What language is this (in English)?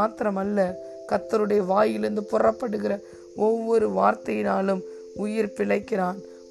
Tamil